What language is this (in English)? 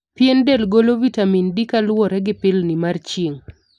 Luo (Kenya and Tanzania)